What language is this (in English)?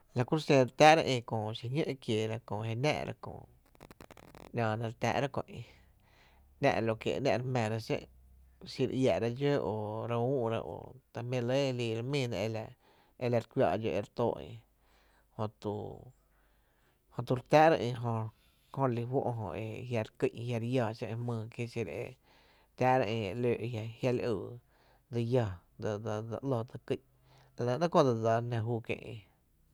Tepinapa Chinantec